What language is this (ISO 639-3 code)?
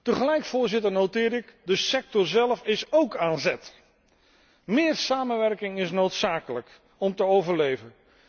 nld